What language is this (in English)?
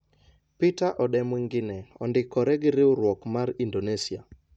Luo (Kenya and Tanzania)